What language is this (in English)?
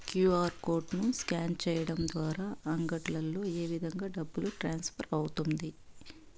Telugu